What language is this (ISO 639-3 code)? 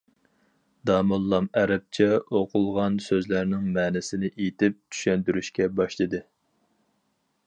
uig